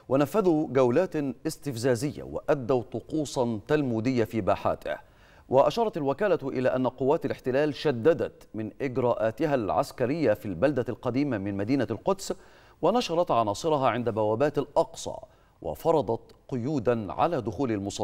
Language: Arabic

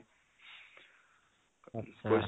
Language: Assamese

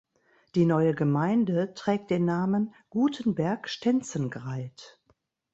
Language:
German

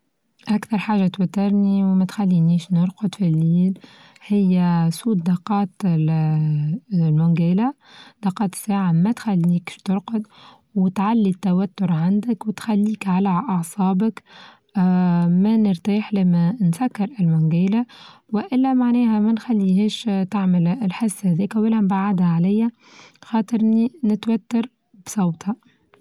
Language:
Tunisian Arabic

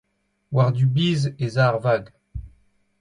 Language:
Breton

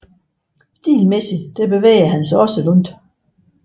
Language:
Danish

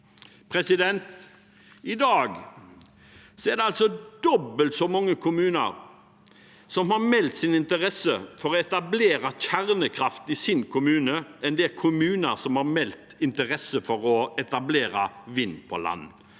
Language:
Norwegian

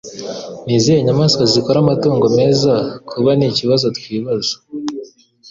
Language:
Kinyarwanda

